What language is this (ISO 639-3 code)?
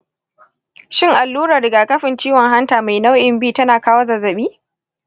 hau